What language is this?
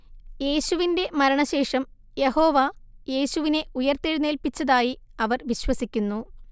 Malayalam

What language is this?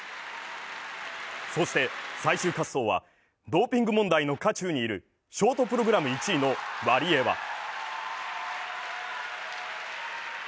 Japanese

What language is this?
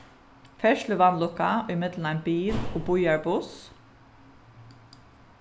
Faroese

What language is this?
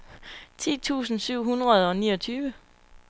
Danish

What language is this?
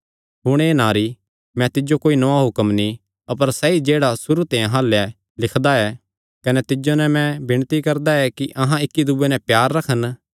Kangri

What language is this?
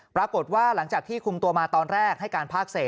Thai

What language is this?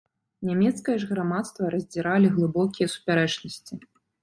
Belarusian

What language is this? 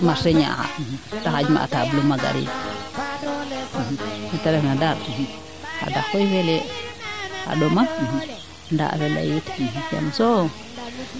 Serer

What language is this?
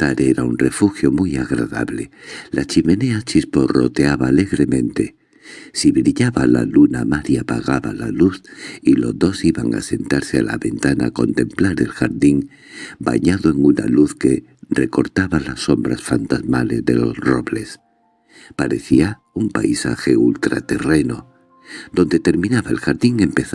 Spanish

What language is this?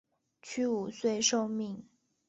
Chinese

